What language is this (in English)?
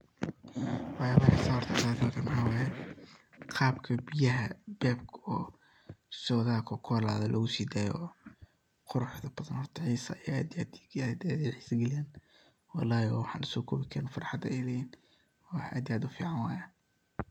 Somali